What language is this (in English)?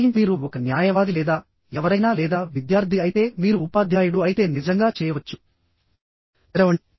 Telugu